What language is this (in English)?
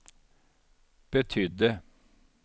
Swedish